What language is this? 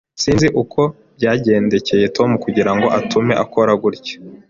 Kinyarwanda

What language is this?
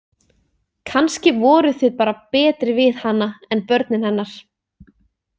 Icelandic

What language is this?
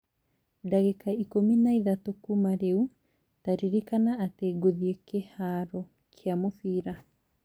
Kikuyu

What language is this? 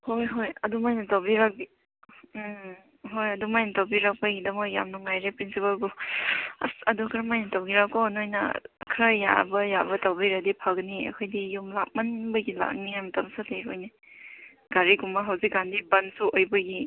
Manipuri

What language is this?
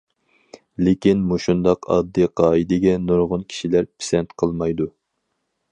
Uyghur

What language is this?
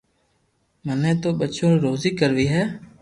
Loarki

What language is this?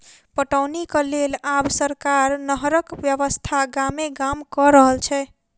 Maithili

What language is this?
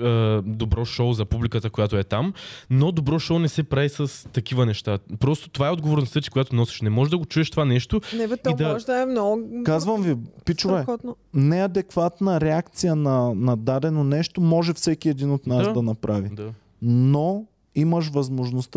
Bulgarian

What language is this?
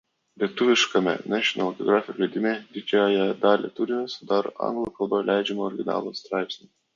Lithuanian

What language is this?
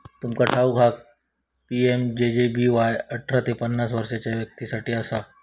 Marathi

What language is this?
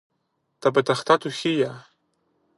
Greek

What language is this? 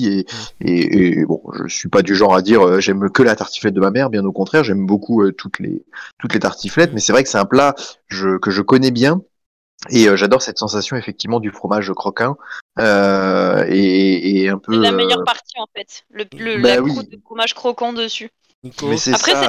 French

